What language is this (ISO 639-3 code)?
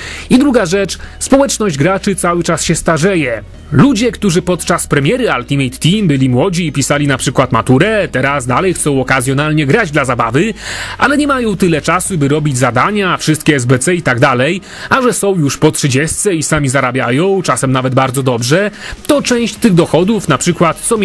pol